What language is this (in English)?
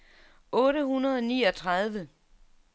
Danish